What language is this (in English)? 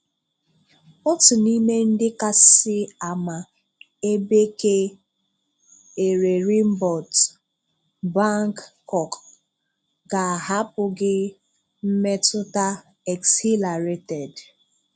Igbo